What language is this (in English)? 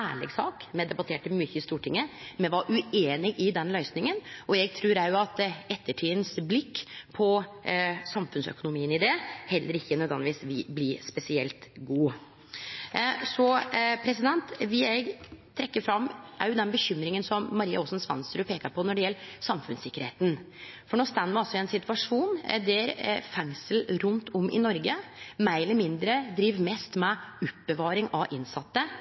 Norwegian Nynorsk